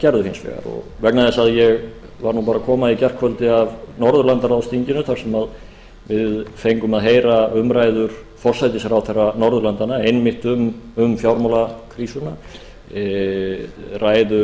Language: Icelandic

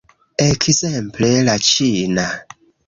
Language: Esperanto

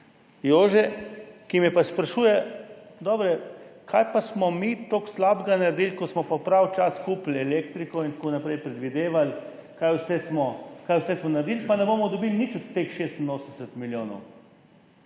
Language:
Slovenian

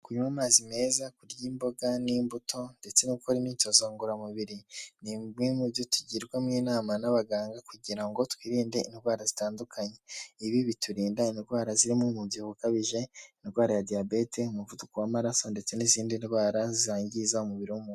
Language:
Kinyarwanda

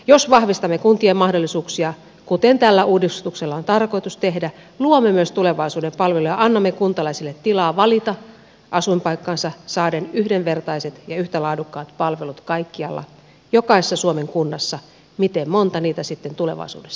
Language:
Finnish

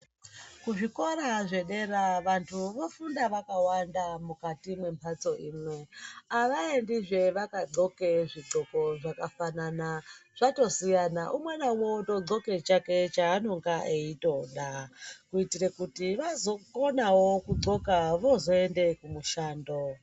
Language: Ndau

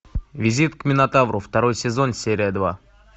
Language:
Russian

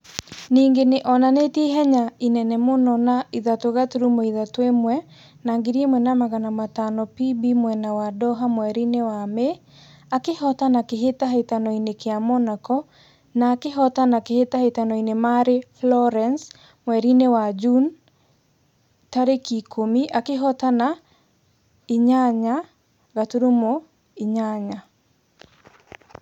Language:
Kikuyu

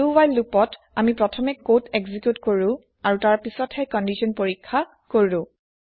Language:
Assamese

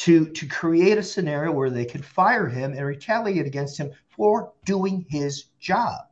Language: English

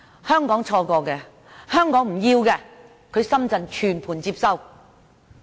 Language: Cantonese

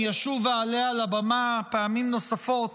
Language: Hebrew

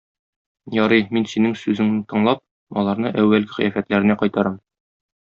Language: Tatar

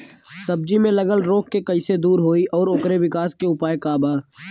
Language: Bhojpuri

